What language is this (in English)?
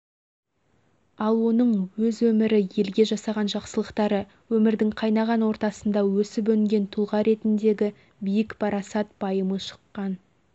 Kazakh